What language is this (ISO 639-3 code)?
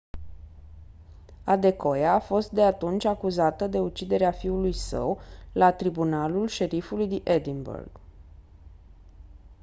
ron